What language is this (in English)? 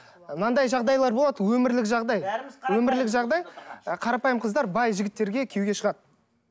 Kazakh